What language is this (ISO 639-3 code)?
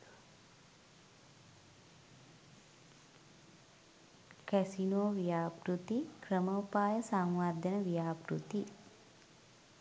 sin